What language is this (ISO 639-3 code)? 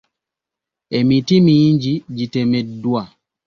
lug